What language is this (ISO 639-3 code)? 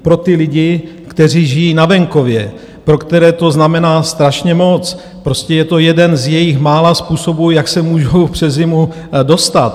ces